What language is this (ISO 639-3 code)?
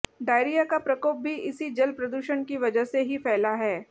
hin